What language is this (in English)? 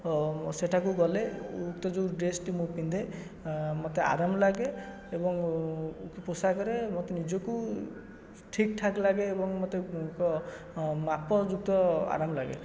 Odia